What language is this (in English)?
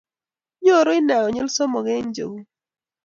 Kalenjin